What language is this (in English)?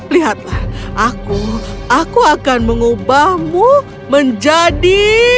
Indonesian